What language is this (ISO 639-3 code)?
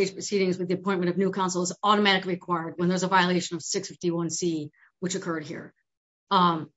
eng